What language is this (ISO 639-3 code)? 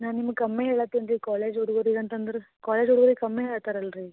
kan